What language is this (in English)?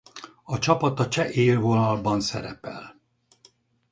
Hungarian